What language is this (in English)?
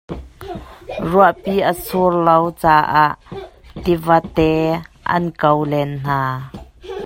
Hakha Chin